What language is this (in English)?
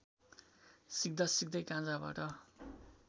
Nepali